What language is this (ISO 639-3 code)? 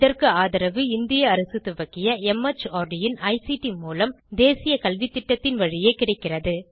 tam